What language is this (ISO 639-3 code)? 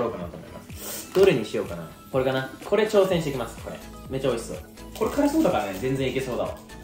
jpn